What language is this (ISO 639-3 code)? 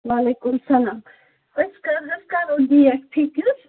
kas